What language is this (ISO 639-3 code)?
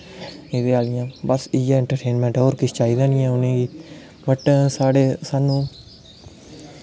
doi